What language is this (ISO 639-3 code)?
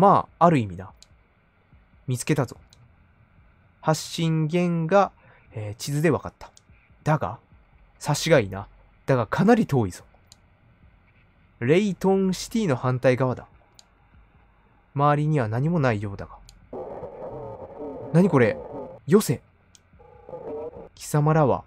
jpn